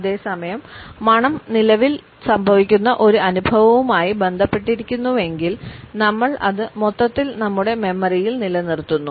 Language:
Malayalam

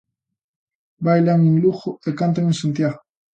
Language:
Galician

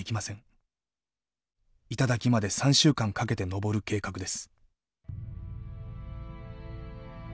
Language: Japanese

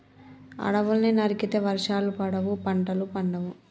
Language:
Telugu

